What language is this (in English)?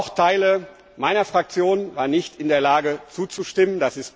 German